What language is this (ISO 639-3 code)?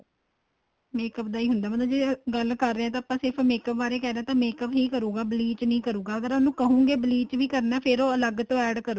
pan